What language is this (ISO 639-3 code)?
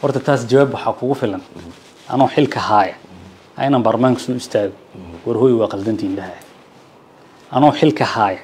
ara